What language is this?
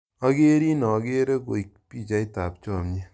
Kalenjin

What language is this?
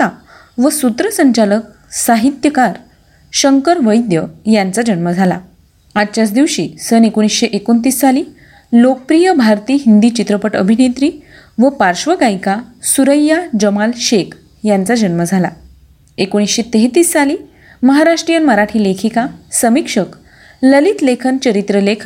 Marathi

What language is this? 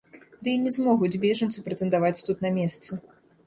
Belarusian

